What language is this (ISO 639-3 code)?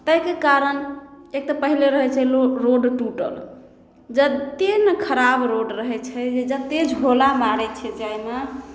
mai